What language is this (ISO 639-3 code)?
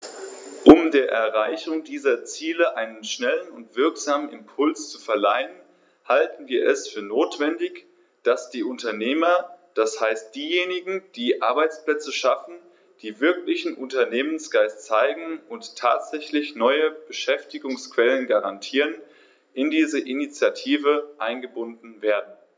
deu